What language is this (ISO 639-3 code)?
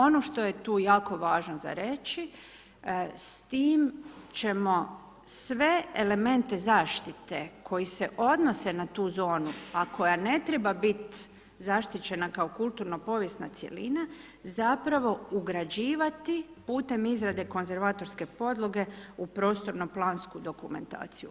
hrv